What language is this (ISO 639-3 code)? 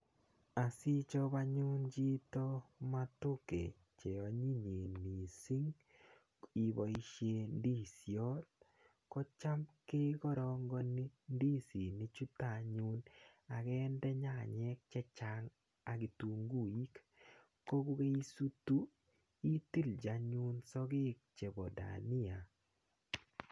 kln